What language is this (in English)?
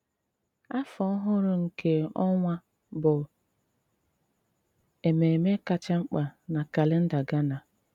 Igbo